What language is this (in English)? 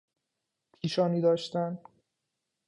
Persian